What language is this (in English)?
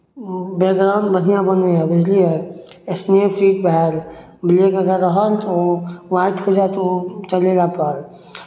Maithili